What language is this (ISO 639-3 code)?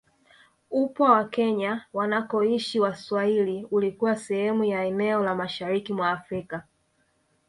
swa